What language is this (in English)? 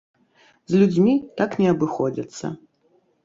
Belarusian